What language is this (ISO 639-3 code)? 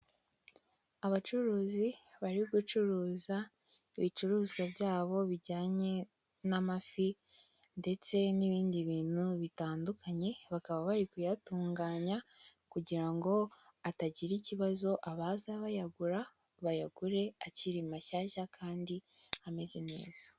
kin